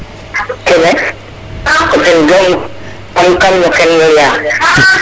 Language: Serer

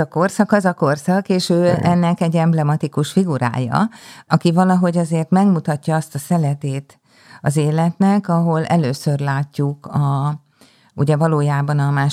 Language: Hungarian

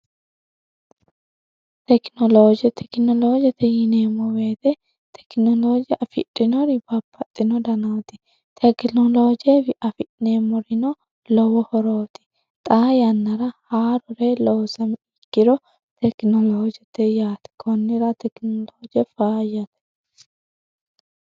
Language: Sidamo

